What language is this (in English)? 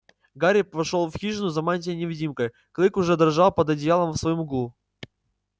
Russian